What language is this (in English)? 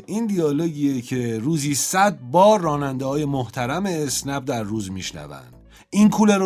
Persian